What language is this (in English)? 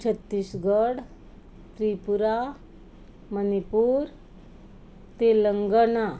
Konkani